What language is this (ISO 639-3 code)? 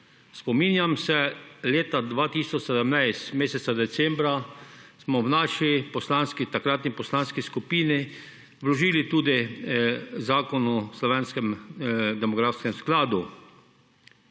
slv